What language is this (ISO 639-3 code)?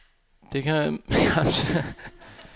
dan